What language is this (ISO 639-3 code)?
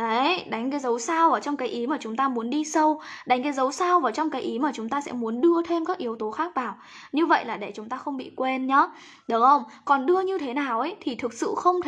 vie